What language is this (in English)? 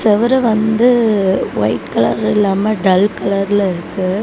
Tamil